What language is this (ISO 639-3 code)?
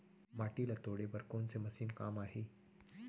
hne